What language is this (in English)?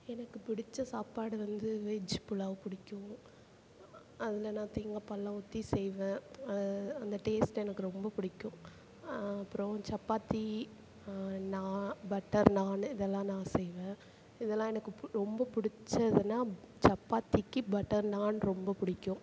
Tamil